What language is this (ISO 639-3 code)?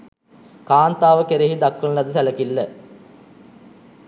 sin